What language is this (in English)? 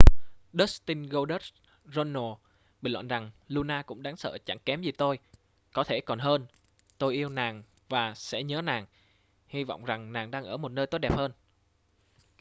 Vietnamese